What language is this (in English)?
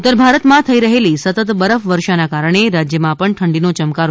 Gujarati